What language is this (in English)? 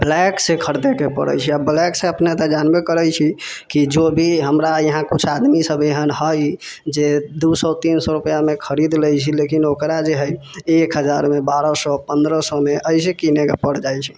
Maithili